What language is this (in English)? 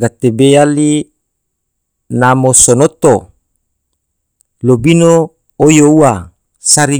Tidore